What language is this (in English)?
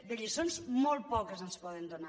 Catalan